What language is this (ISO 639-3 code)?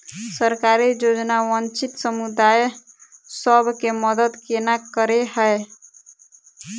mai